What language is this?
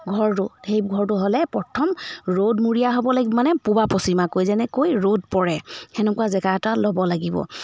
Assamese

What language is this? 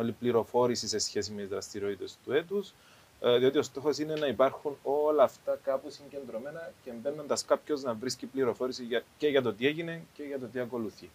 Greek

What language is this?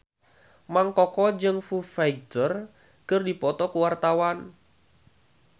Sundanese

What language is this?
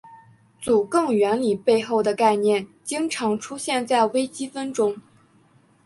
Chinese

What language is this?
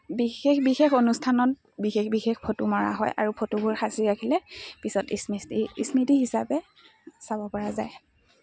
Assamese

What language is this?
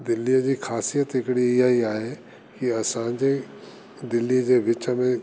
Sindhi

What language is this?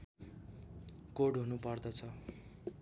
Nepali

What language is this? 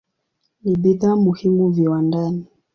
Swahili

